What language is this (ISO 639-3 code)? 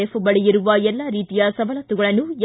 kan